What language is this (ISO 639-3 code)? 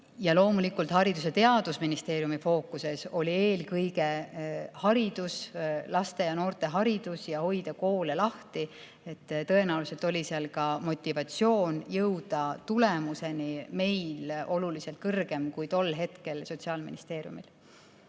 est